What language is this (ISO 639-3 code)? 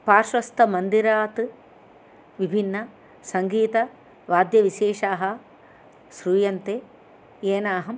san